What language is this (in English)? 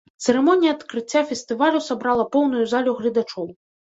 Belarusian